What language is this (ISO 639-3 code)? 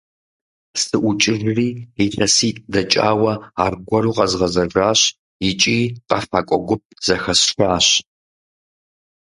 kbd